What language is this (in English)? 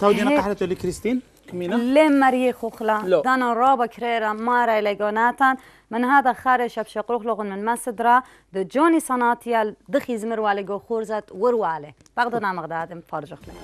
Arabic